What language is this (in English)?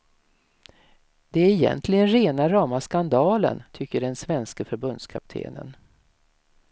Swedish